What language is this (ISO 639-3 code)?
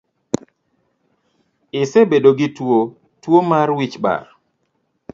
luo